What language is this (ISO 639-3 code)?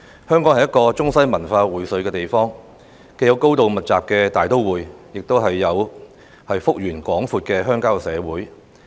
yue